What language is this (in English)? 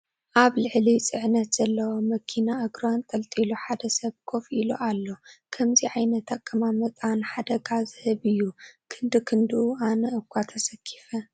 Tigrinya